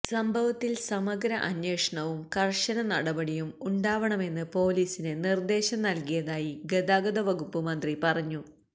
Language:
Malayalam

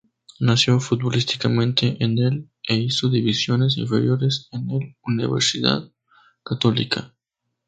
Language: Spanish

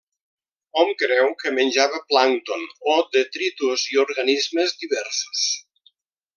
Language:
Catalan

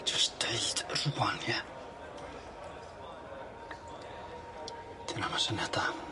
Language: Welsh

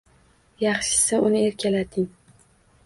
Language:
Uzbek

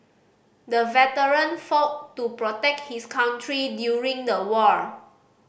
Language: English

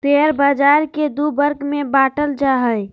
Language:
Magahi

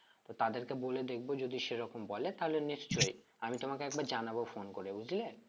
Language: Bangla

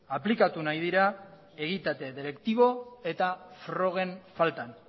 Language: Basque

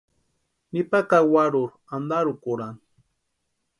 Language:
Western Highland Purepecha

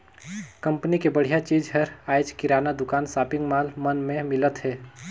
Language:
Chhattisgarhi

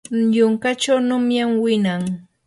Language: Yanahuanca Pasco Quechua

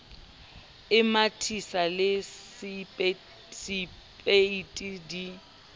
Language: Southern Sotho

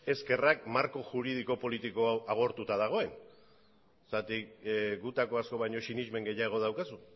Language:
Basque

